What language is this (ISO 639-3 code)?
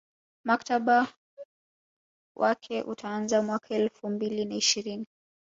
swa